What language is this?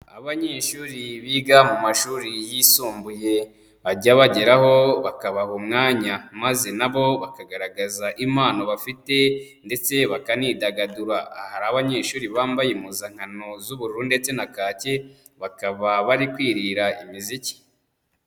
Kinyarwanda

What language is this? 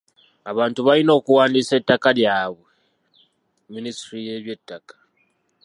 Ganda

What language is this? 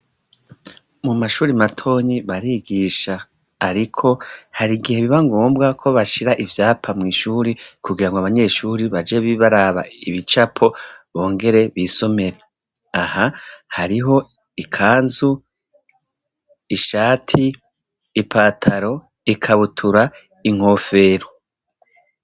Rundi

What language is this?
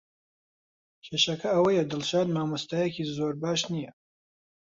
Central Kurdish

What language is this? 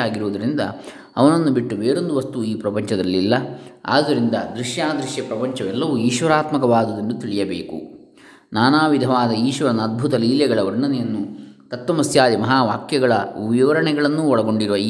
Kannada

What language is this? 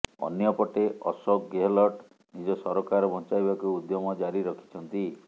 Odia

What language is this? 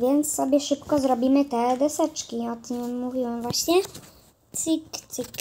Polish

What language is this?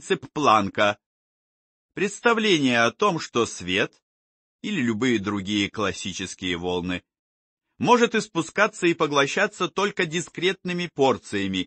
Russian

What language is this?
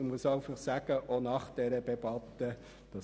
Swiss German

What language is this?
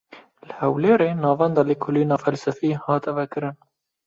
Kurdish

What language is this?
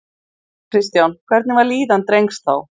Icelandic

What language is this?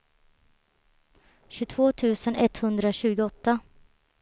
Swedish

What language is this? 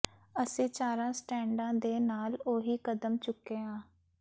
Punjabi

